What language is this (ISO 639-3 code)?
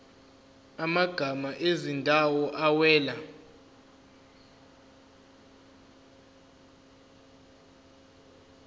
zul